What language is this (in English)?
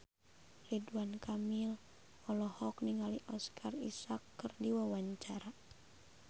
Sundanese